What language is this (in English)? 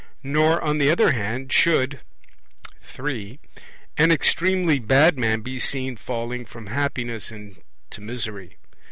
English